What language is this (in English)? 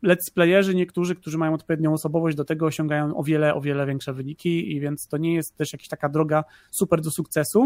Polish